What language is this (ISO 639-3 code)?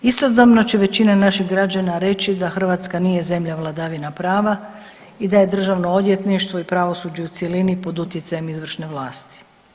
hrv